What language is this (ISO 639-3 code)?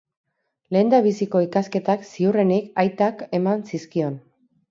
eus